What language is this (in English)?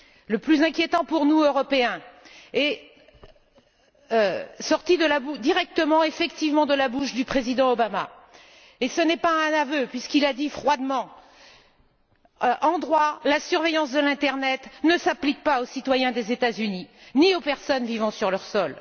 French